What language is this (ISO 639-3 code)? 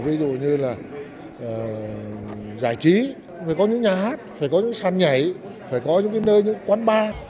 vie